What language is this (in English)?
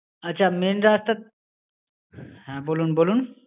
Bangla